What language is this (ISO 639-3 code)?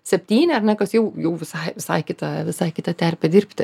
lit